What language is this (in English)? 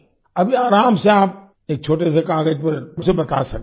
Hindi